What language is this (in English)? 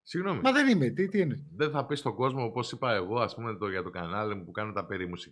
Greek